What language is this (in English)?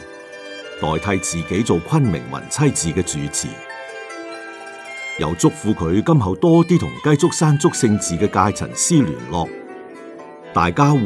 Chinese